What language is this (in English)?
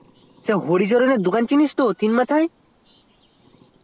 Bangla